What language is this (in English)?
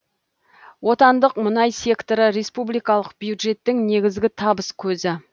Kazakh